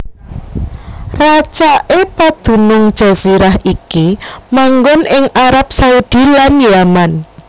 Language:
Javanese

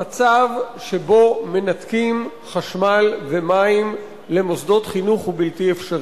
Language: Hebrew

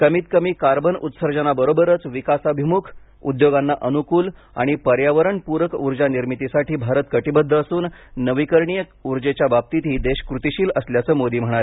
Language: Marathi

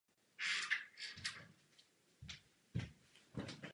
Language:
Czech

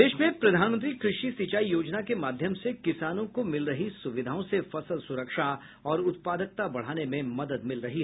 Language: Hindi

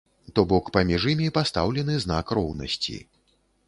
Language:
Belarusian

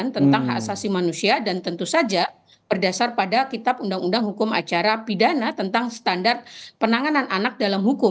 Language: Indonesian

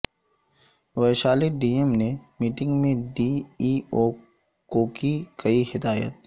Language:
Urdu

